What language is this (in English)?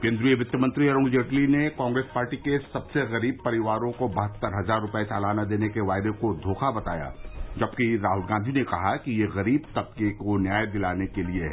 Hindi